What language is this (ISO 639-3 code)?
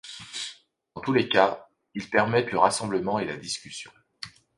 fra